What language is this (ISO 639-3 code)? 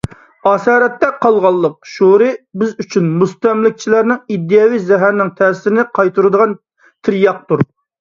uig